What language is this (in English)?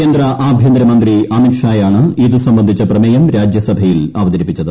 Malayalam